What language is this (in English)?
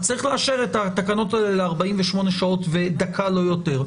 Hebrew